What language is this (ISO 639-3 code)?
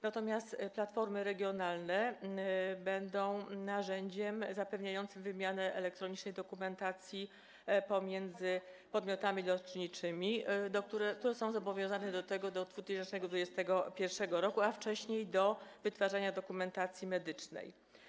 pol